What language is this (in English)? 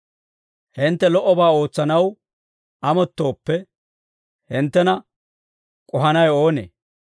Dawro